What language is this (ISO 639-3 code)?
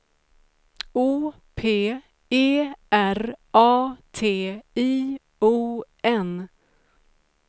swe